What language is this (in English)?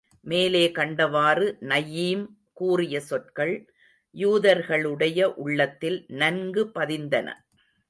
Tamil